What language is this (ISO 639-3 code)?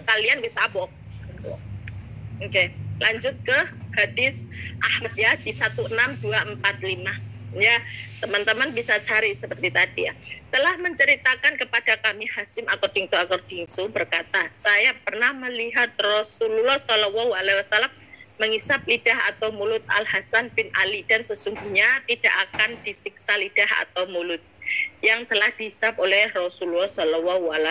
ind